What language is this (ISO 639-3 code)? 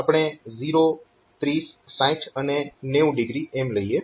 guj